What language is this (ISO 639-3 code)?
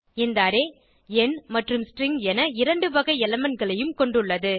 tam